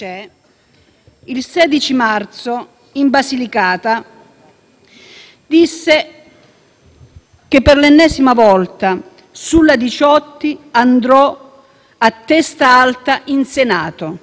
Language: Italian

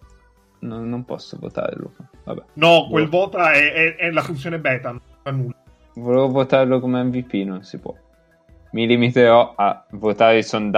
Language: Italian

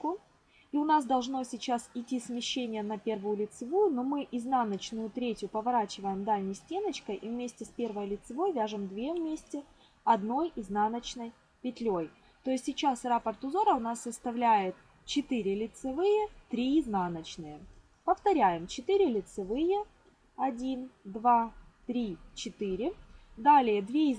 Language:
Russian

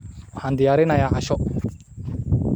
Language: Somali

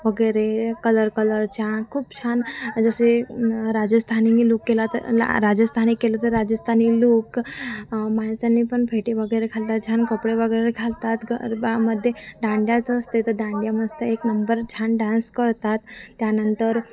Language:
Marathi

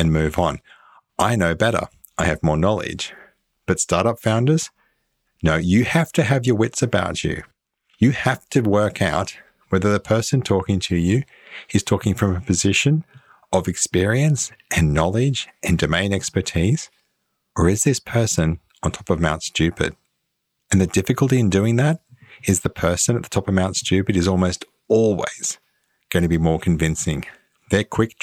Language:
English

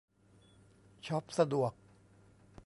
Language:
Thai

